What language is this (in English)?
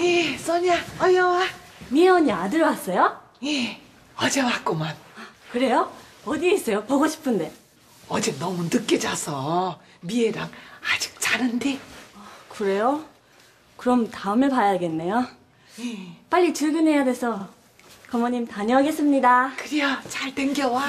Korean